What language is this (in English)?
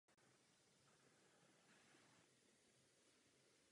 Czech